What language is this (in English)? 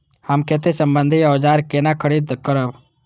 Maithili